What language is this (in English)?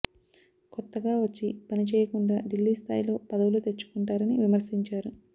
Telugu